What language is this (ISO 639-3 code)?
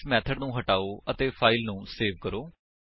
pan